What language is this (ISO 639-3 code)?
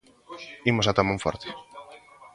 glg